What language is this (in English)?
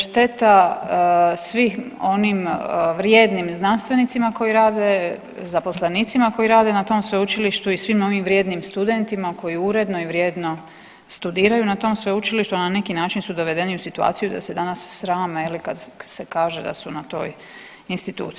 Croatian